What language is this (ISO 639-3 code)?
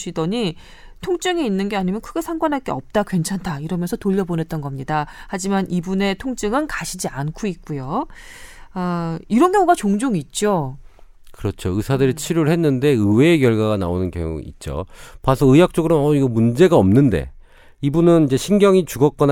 kor